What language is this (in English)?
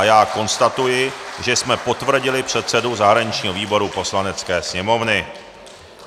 Czech